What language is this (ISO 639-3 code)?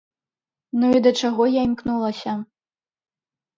bel